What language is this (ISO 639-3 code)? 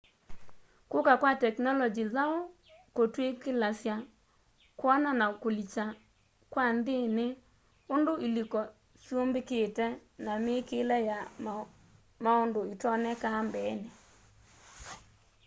kam